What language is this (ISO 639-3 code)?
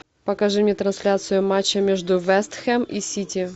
rus